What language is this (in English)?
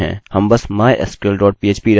Hindi